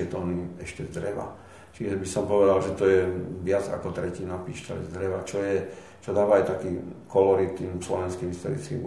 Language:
Slovak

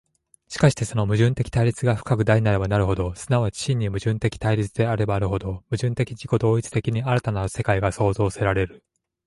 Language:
Japanese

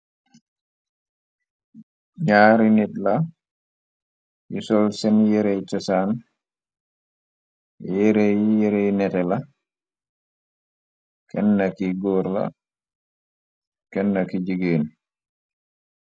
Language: Wolof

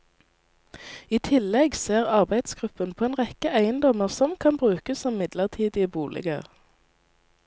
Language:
Norwegian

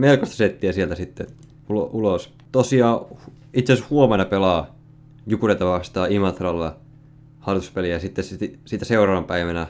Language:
Finnish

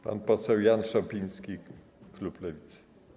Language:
Polish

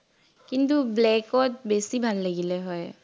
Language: Assamese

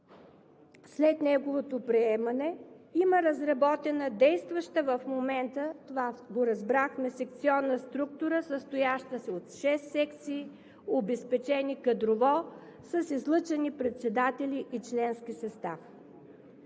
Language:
Bulgarian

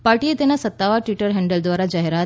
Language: Gujarati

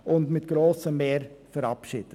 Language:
Swiss German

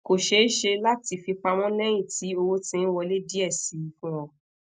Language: Yoruba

